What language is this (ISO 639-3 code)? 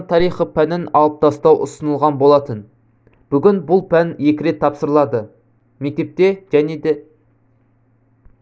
kaz